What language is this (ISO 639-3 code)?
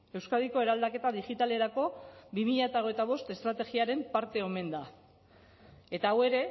eus